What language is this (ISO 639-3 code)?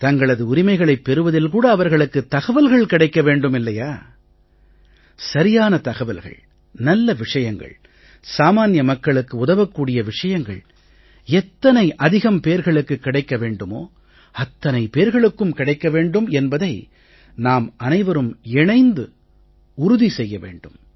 tam